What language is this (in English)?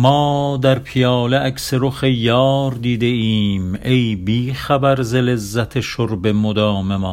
Persian